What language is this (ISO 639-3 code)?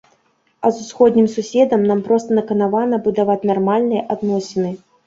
bel